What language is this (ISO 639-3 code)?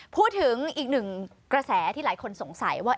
tha